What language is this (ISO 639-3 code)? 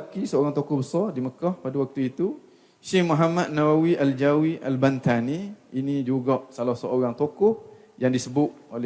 msa